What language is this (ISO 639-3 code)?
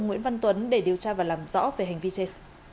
vie